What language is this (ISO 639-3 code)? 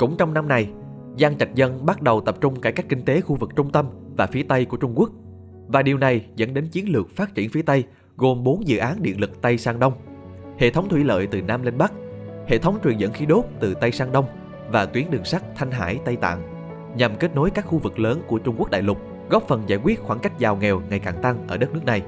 vie